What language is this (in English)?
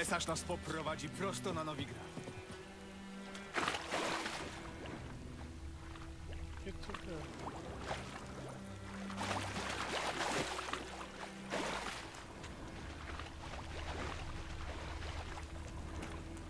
Polish